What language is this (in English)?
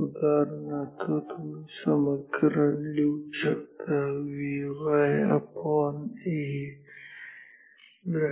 Marathi